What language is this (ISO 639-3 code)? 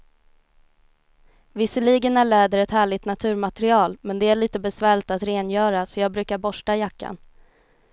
swe